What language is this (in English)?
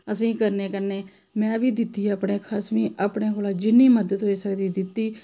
Dogri